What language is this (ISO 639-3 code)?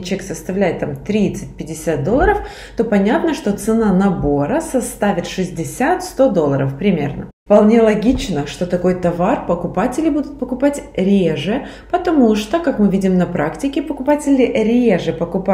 rus